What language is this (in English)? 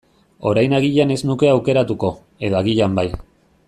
Basque